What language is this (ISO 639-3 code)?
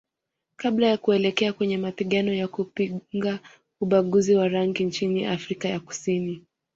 swa